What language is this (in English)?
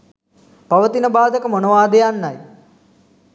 Sinhala